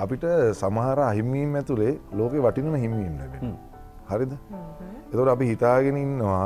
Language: Indonesian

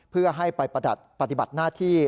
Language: Thai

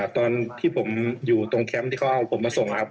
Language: Thai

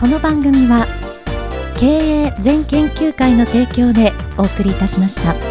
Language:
Japanese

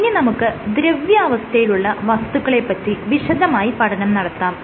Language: Malayalam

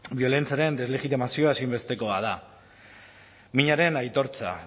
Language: Basque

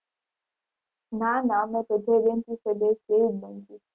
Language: Gujarati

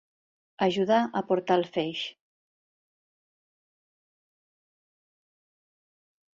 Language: Catalan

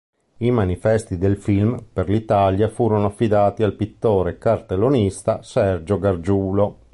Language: Italian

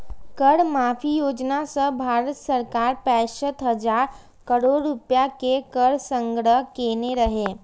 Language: Maithili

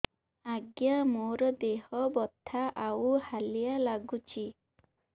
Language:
Odia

